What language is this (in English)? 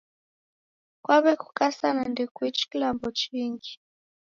Taita